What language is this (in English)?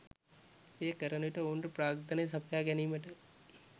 Sinhala